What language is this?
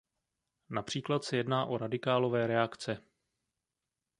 Czech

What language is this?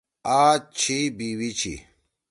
Torwali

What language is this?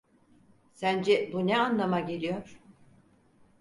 Turkish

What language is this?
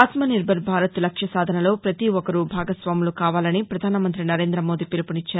Telugu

